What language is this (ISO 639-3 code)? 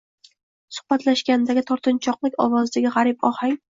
uzb